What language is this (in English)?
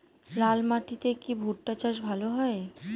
Bangla